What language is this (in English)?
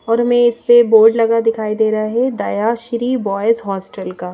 Hindi